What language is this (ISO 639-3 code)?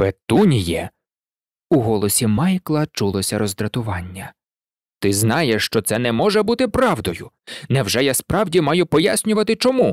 ukr